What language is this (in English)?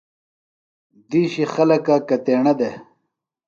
Phalura